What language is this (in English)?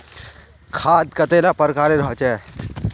Magahi